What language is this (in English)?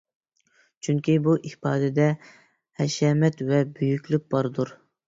Uyghur